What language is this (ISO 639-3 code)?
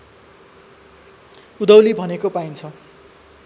nep